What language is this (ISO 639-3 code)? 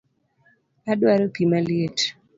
luo